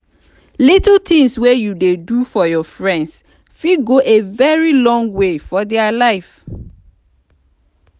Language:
Nigerian Pidgin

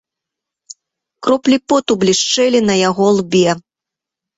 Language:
Belarusian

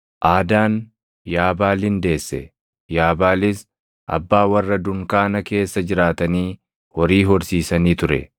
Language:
Oromo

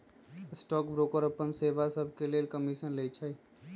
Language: Magahi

